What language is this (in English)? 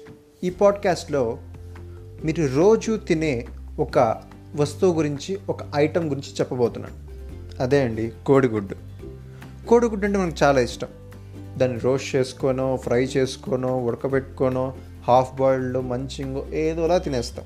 Telugu